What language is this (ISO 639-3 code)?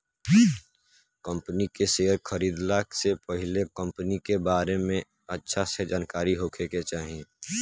bho